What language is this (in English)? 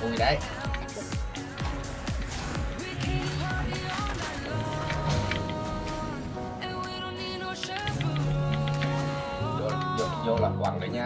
Vietnamese